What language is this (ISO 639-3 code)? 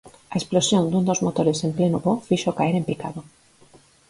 glg